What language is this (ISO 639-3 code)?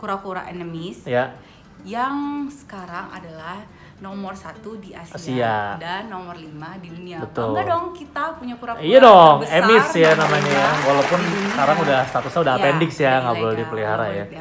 ind